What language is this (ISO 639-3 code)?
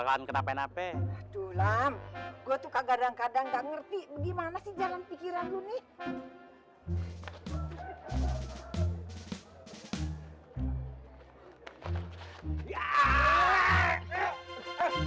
ind